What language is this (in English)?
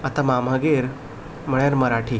Konkani